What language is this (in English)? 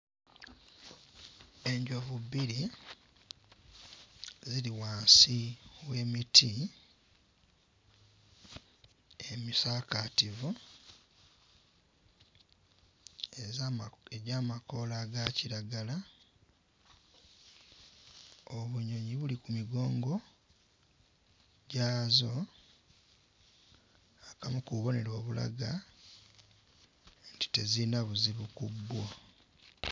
Ganda